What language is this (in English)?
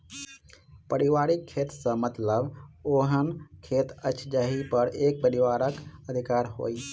Maithili